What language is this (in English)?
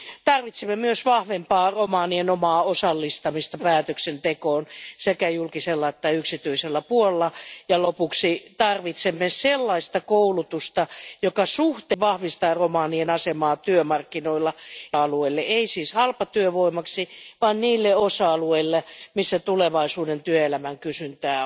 Finnish